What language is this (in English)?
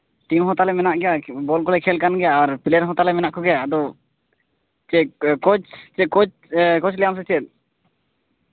Santali